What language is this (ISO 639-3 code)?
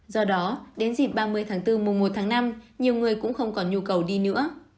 vie